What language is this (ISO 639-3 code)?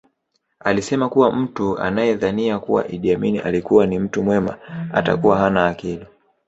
swa